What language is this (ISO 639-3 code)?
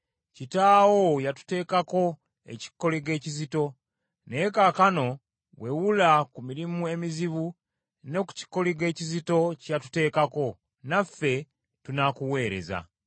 lug